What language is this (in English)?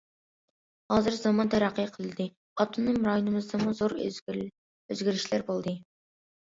Uyghur